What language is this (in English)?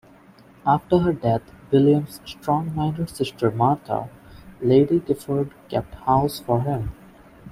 English